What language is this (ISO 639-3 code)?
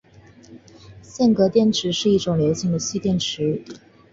zho